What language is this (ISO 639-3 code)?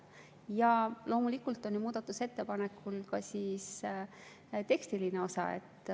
est